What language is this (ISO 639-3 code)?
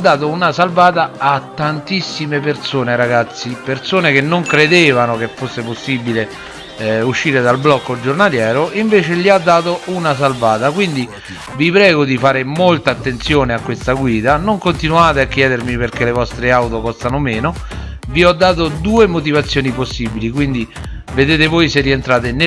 ita